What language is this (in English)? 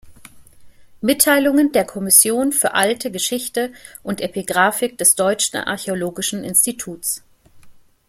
German